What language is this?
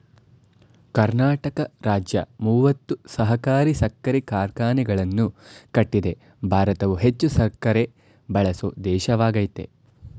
Kannada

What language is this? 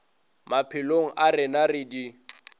Northern Sotho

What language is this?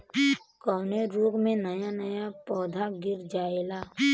Bhojpuri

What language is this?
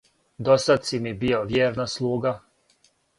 Serbian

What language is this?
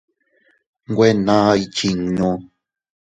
Teutila Cuicatec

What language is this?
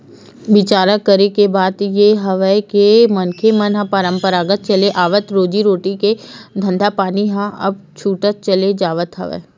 Chhattisgarhi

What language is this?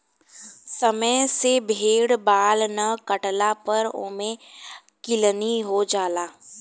Bhojpuri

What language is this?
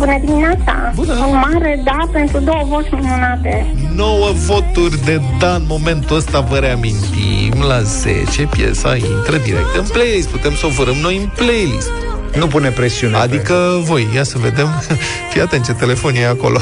Romanian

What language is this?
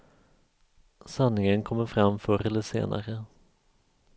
Swedish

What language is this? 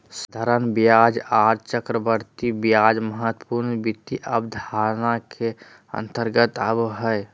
Magahi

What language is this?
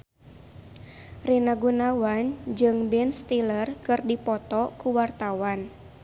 Sundanese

